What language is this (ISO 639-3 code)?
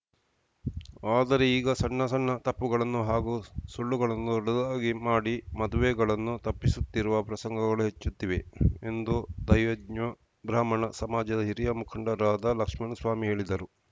kan